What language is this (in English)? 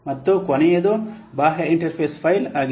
Kannada